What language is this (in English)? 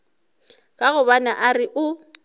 Northern Sotho